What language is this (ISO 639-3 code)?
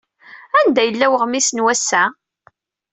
kab